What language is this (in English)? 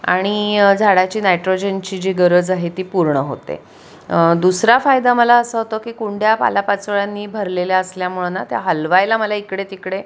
Marathi